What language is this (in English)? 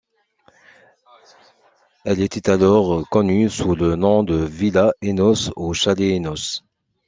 French